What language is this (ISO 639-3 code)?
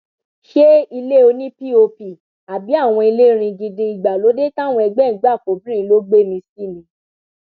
yor